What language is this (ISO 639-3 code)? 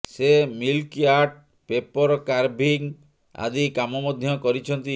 ori